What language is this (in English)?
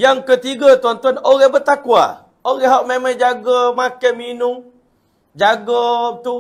Malay